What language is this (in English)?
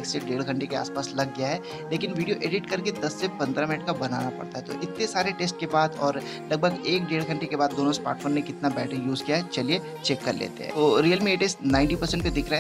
Hindi